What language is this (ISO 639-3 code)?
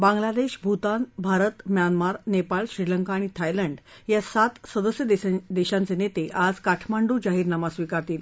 mar